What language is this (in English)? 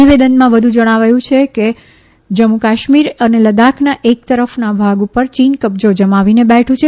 Gujarati